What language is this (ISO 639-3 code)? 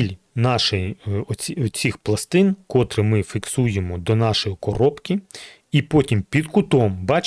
ukr